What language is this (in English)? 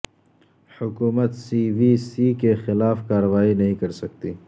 Urdu